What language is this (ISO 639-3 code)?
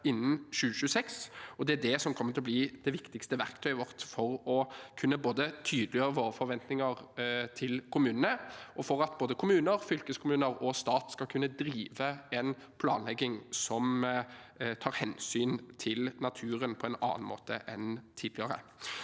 nor